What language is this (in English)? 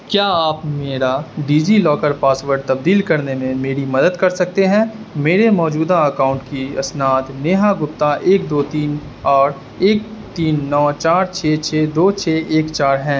Urdu